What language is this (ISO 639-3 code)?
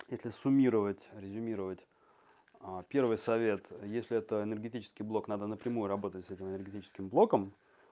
rus